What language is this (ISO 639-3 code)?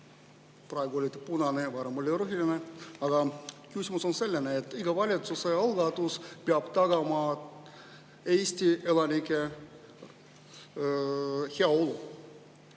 est